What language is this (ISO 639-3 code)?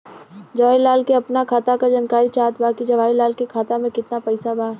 bho